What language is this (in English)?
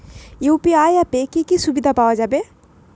Bangla